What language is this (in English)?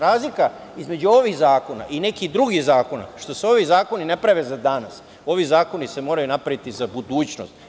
Serbian